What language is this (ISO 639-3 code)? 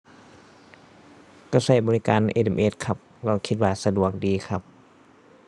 tha